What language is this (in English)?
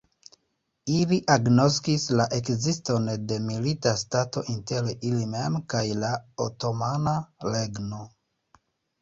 Esperanto